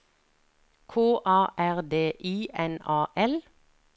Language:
Norwegian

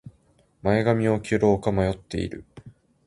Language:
Japanese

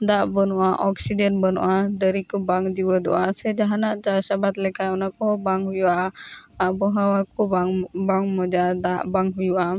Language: Santali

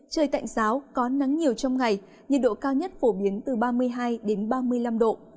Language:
Vietnamese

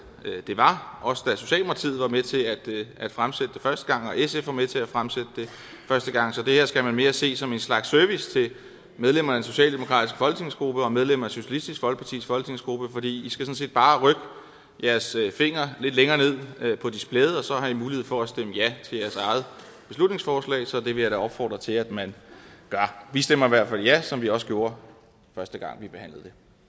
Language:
Danish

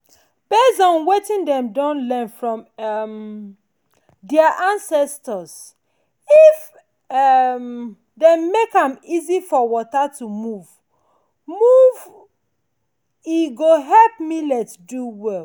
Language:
Nigerian Pidgin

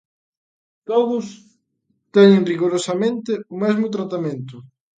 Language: Galician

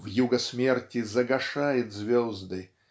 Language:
Russian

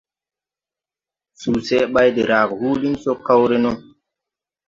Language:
Tupuri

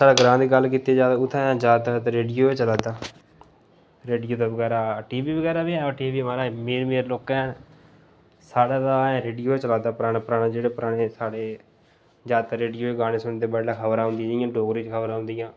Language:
Dogri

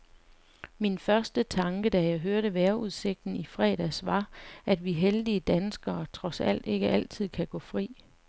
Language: Danish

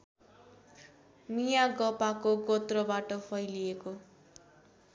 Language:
Nepali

